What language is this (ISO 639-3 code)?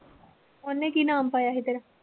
pan